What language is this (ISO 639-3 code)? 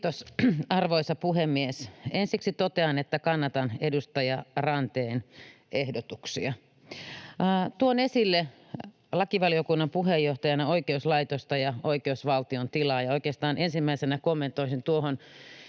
fin